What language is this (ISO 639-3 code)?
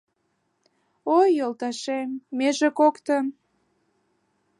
chm